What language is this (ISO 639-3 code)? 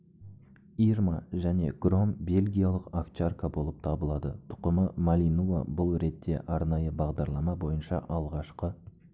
kaz